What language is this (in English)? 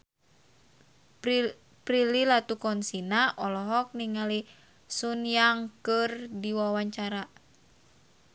Sundanese